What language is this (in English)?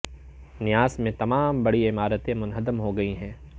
Urdu